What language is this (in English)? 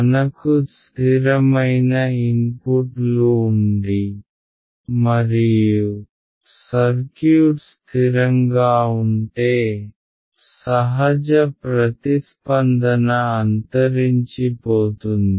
Telugu